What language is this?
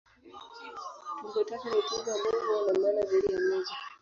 Swahili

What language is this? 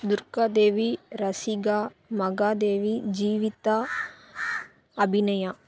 Tamil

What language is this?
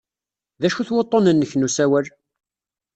Kabyle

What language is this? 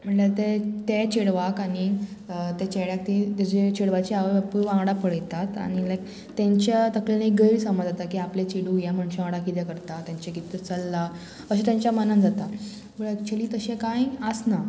Konkani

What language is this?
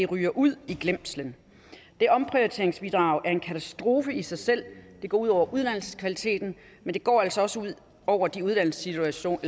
Danish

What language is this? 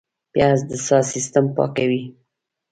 Pashto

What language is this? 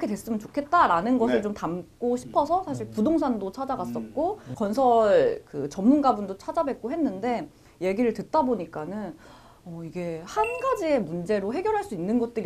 Korean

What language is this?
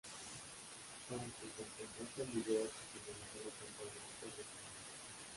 Spanish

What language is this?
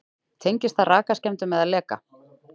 Icelandic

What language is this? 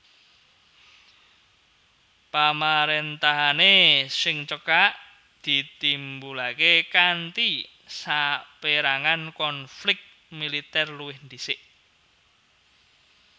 Javanese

